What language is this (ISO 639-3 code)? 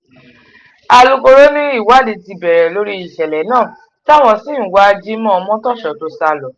yor